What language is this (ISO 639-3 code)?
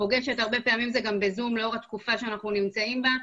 heb